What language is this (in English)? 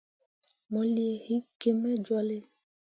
Mundang